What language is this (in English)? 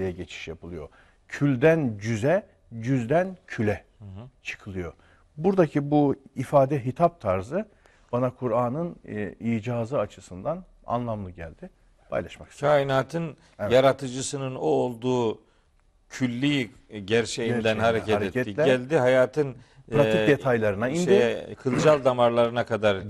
Turkish